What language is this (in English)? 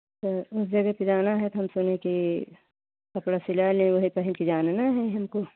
Hindi